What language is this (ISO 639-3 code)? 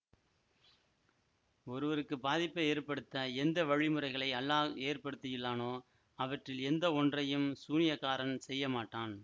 tam